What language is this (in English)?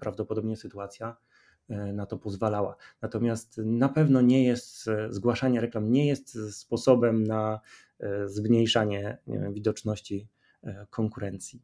Polish